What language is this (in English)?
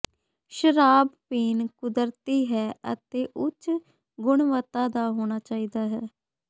Punjabi